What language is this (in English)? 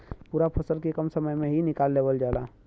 Bhojpuri